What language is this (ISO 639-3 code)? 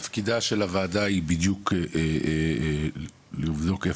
heb